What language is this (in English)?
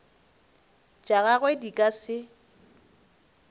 Northern Sotho